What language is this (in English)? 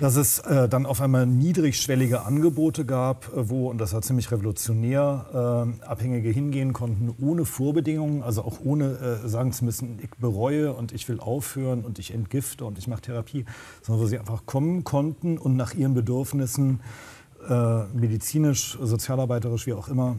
German